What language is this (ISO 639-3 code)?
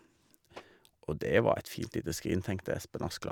nor